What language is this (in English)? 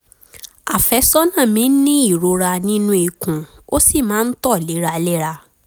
Yoruba